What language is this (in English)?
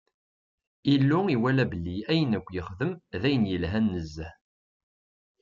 Kabyle